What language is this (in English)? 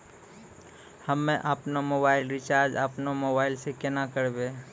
Maithili